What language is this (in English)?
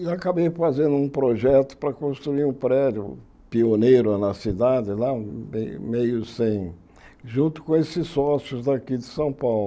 Portuguese